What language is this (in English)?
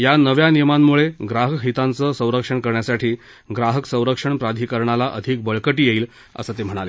Marathi